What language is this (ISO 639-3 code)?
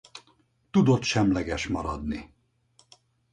hun